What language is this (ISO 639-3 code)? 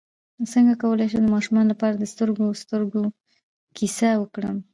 pus